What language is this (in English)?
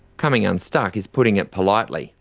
English